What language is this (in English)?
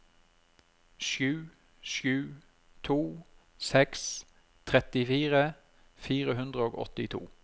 Norwegian